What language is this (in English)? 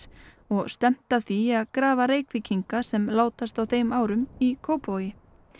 Icelandic